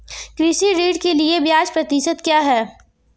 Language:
Hindi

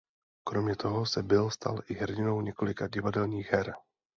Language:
Czech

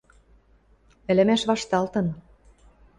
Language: Western Mari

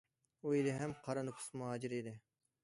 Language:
Uyghur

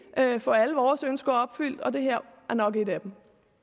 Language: Danish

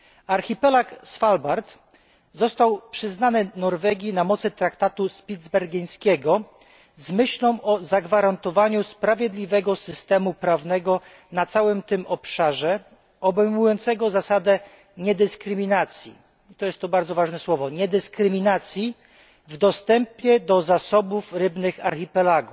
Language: Polish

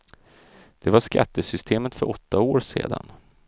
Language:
Swedish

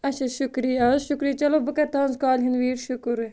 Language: Kashmiri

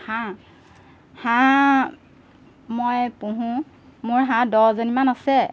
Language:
Assamese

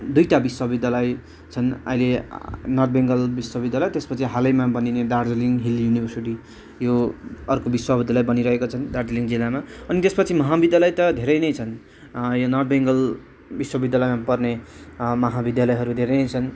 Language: Nepali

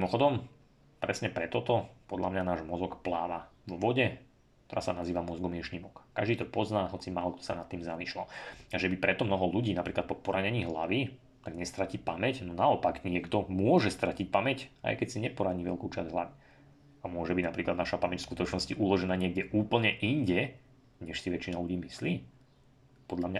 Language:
Slovak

